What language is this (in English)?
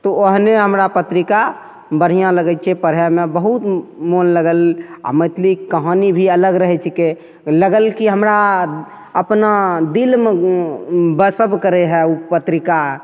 Maithili